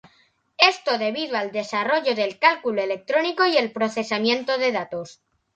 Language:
Spanish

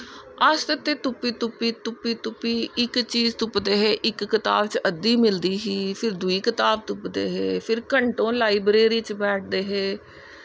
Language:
Dogri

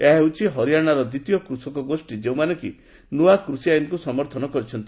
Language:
Odia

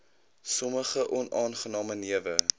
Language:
Afrikaans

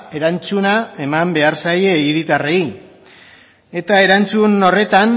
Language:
Basque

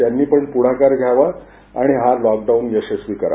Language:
Marathi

